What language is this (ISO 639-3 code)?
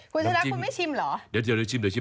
tha